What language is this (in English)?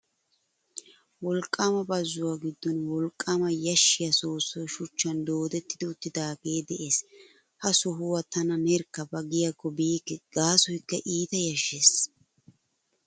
Wolaytta